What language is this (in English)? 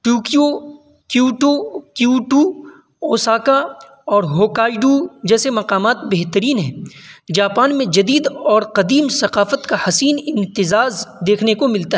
Urdu